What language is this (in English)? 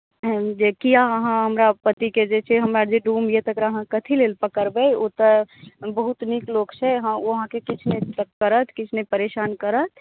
Maithili